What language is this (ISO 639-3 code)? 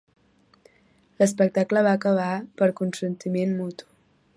cat